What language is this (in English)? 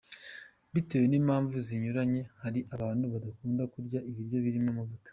Kinyarwanda